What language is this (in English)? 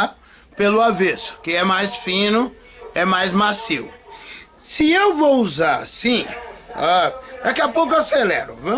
Portuguese